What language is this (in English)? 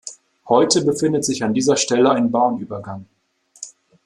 German